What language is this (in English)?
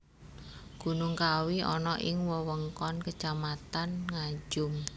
Javanese